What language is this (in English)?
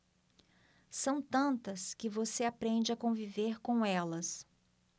Portuguese